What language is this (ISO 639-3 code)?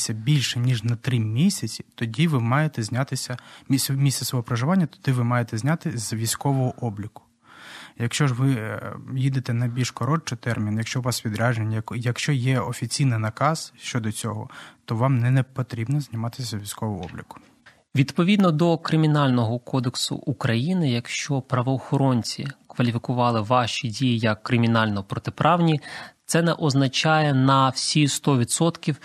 ukr